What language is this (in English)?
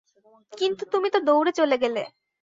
Bangla